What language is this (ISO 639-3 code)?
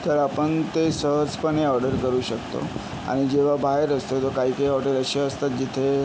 mar